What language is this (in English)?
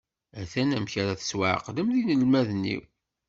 Kabyle